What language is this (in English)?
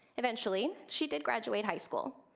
English